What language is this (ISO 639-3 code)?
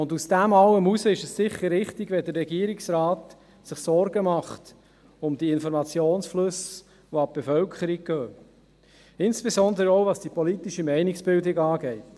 gsw